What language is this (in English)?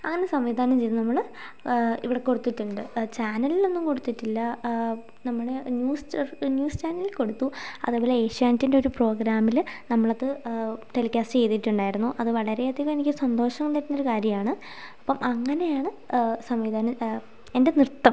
Malayalam